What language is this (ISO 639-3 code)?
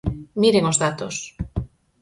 glg